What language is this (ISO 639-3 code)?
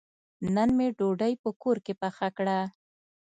pus